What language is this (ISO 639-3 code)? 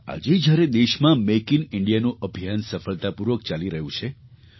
guj